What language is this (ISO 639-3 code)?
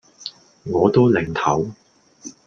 yue